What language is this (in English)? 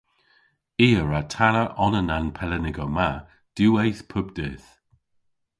Cornish